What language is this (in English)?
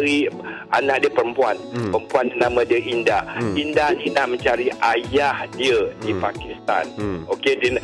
Malay